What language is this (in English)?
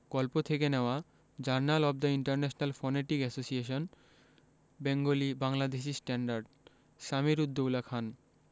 Bangla